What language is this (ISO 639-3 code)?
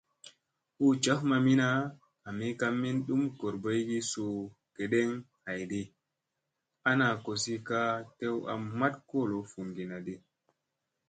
mse